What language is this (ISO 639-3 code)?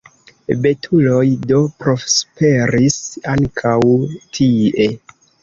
epo